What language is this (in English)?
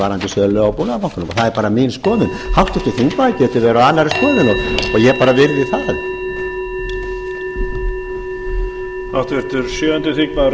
Icelandic